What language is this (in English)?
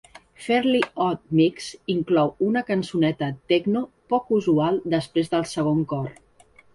Catalan